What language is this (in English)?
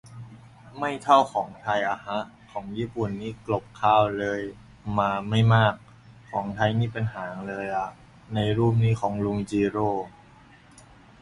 Thai